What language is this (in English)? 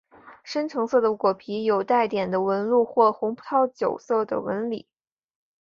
Chinese